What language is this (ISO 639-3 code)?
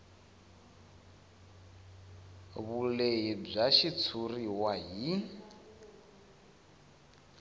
tso